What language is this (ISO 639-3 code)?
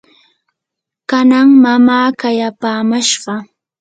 qur